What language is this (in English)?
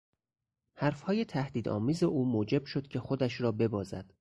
Persian